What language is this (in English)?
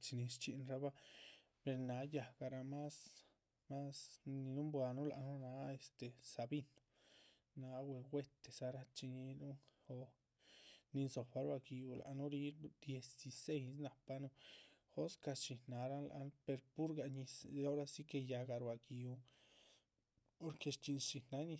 Chichicapan Zapotec